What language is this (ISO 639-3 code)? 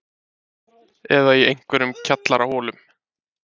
isl